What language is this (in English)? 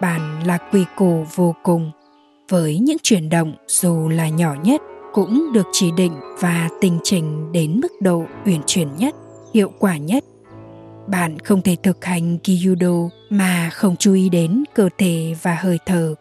Vietnamese